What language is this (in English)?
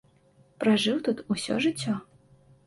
Belarusian